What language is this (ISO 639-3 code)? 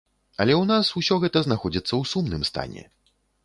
bel